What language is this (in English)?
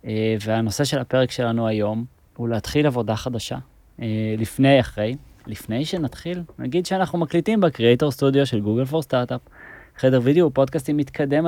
Hebrew